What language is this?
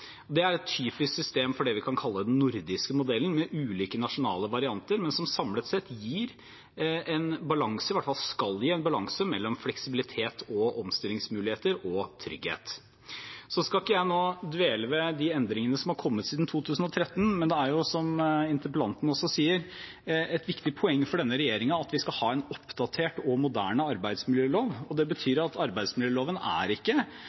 Norwegian Bokmål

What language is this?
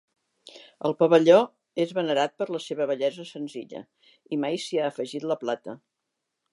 Catalan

